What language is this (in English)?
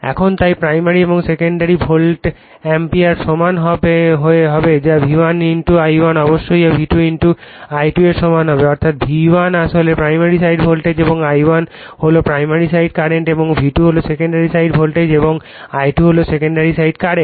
Bangla